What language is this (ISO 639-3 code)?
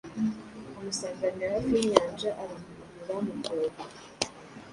kin